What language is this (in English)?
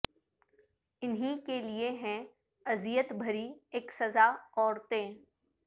Urdu